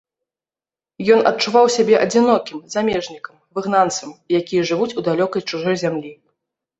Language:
Belarusian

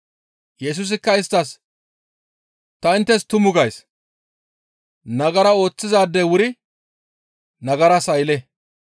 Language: Gamo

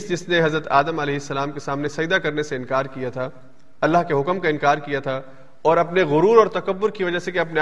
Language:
Urdu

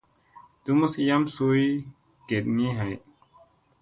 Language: Musey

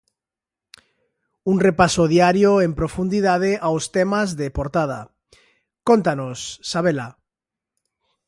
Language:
Galician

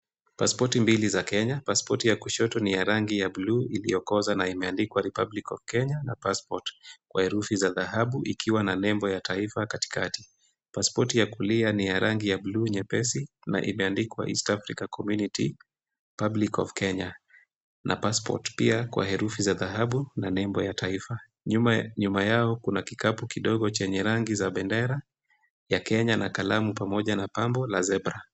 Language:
Swahili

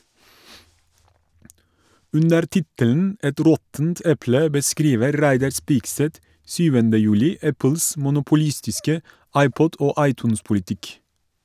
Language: Norwegian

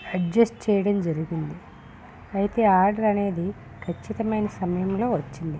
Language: Telugu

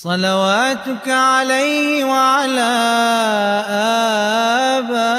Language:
Arabic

